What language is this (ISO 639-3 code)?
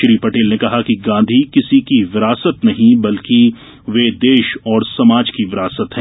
hin